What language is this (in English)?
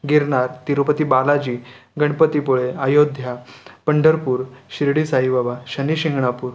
Marathi